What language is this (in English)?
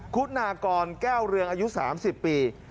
Thai